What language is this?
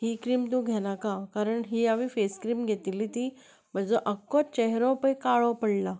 Konkani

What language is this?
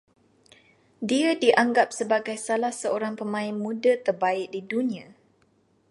Malay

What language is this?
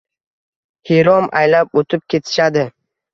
Uzbek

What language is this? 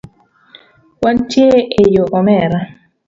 Luo (Kenya and Tanzania)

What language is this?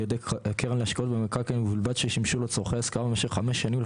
Hebrew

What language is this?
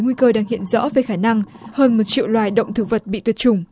Vietnamese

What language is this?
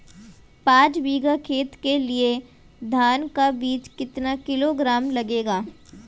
Hindi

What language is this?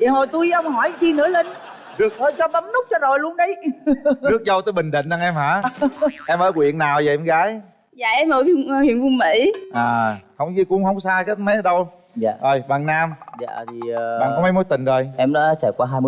Vietnamese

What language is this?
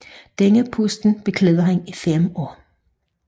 Danish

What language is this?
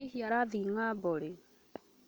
Kikuyu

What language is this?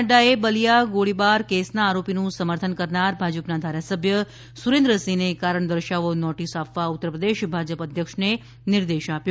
Gujarati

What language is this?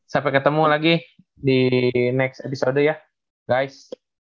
Indonesian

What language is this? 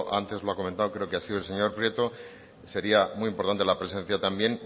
Spanish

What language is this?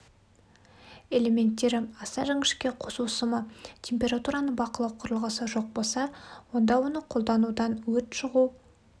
Kazakh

